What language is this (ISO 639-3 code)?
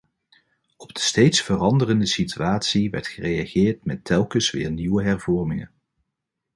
nld